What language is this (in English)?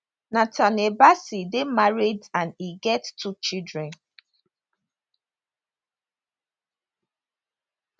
Nigerian Pidgin